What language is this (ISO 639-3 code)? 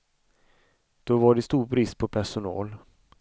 swe